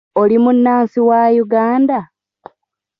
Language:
Ganda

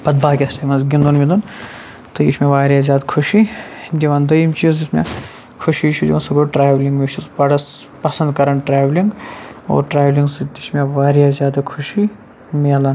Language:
Kashmiri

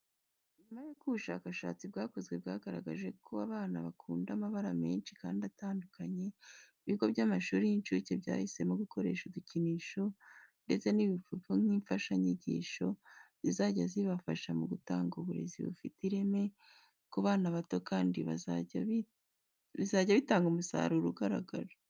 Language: Kinyarwanda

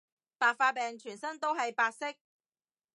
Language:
Cantonese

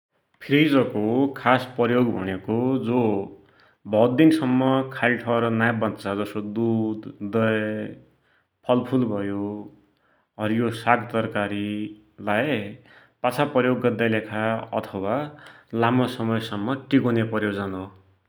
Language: Dotyali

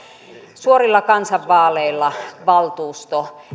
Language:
Finnish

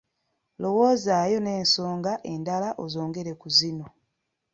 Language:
Ganda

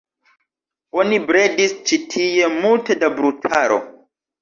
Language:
Esperanto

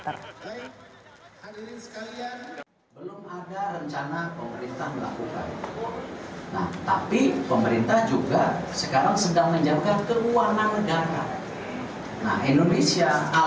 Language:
Indonesian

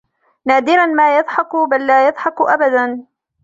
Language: Arabic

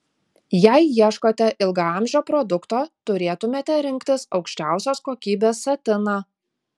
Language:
Lithuanian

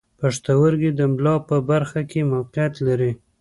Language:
Pashto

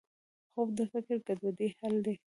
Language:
Pashto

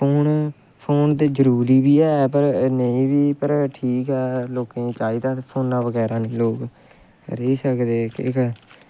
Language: Dogri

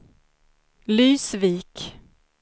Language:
Swedish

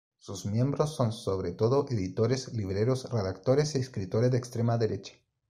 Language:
Spanish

